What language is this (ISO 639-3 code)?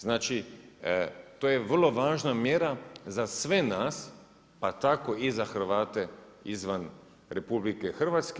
hrv